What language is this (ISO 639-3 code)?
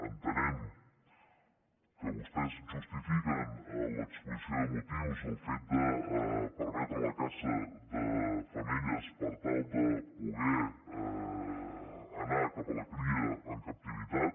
cat